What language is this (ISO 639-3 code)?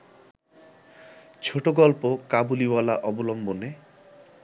ben